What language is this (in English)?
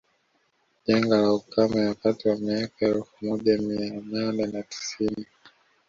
Swahili